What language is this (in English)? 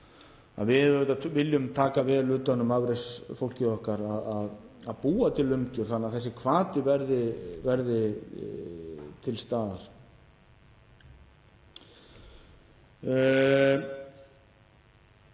Icelandic